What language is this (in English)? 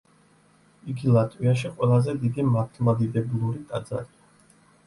Georgian